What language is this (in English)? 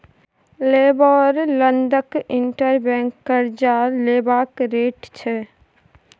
Maithili